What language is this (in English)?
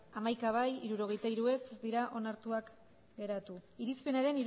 Basque